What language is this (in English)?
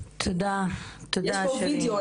Hebrew